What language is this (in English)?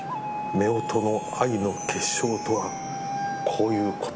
Japanese